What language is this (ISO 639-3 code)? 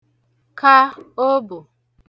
ibo